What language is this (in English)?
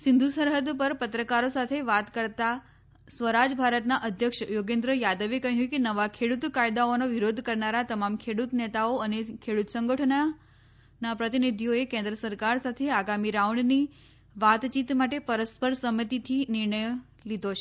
Gujarati